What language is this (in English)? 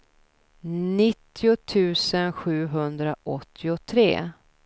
Swedish